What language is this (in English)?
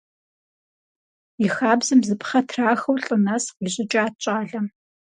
Kabardian